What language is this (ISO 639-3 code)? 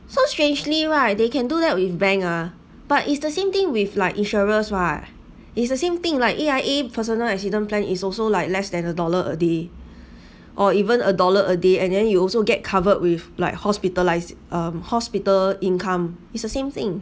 eng